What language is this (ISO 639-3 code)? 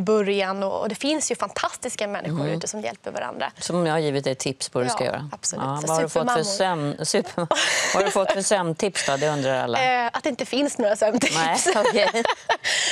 swe